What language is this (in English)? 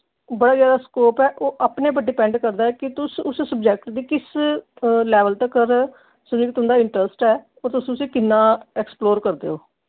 Dogri